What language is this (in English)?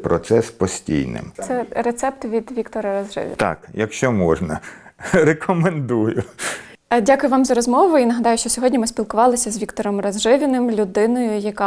Ukrainian